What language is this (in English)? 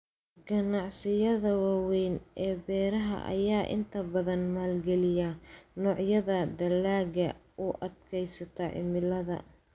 Somali